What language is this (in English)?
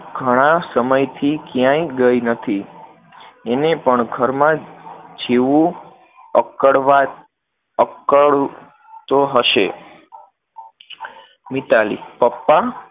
Gujarati